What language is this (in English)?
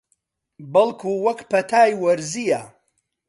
Central Kurdish